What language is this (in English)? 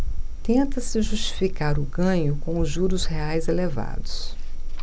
Portuguese